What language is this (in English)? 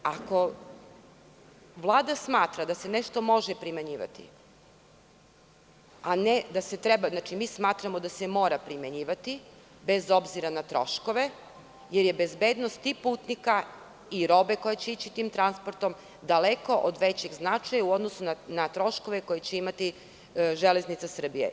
Serbian